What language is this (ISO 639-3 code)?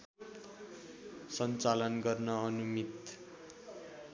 nep